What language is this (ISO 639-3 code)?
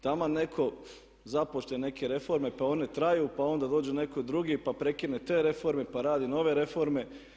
hrv